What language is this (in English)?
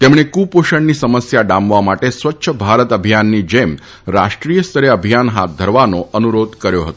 Gujarati